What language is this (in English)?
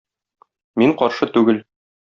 Tatar